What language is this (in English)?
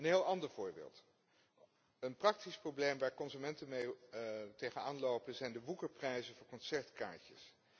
Dutch